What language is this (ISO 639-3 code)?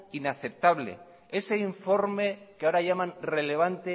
spa